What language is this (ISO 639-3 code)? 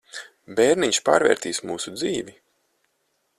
lav